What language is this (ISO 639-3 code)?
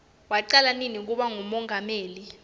ssw